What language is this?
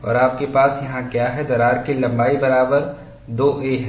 Hindi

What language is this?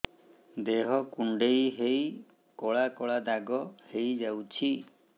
Odia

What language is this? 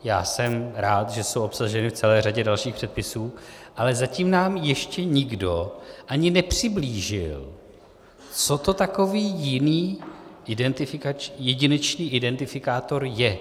Czech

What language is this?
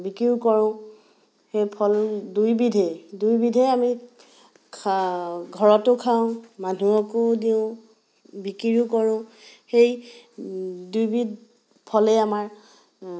Assamese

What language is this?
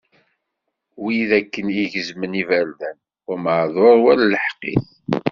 Kabyle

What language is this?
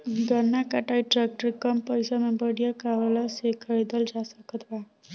Bhojpuri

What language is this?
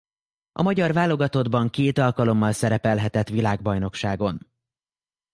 Hungarian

